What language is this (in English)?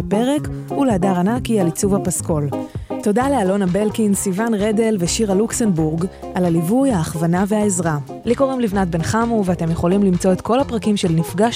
Hebrew